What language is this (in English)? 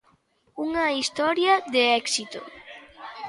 Galician